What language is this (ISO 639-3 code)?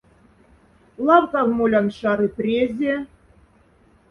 mdf